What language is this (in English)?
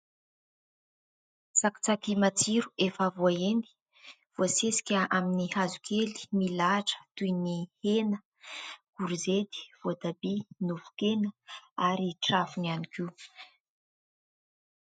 Malagasy